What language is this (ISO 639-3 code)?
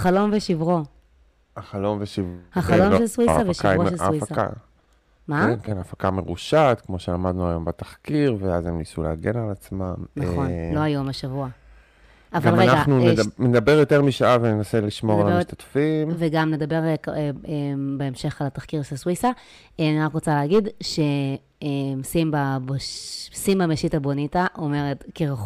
heb